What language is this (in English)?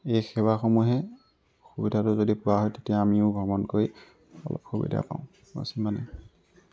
Assamese